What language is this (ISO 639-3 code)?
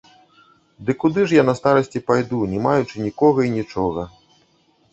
bel